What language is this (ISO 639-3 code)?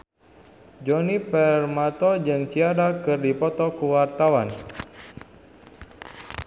sun